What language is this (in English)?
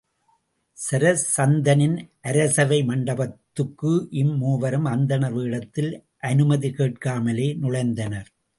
Tamil